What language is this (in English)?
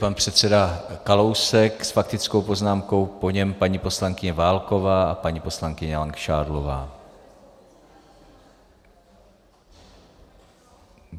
Czech